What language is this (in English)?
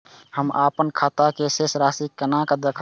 Maithili